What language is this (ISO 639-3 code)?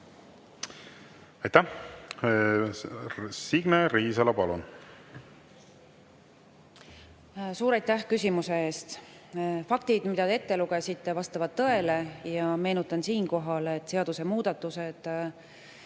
est